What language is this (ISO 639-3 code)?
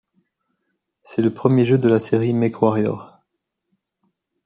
fra